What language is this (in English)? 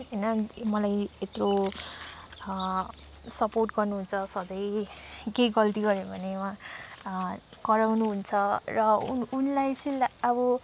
Nepali